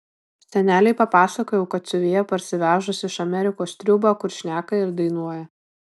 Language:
Lithuanian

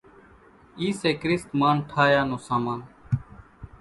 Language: Kachi Koli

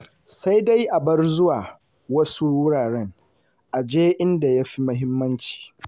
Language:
Hausa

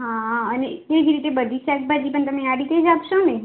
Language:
Gujarati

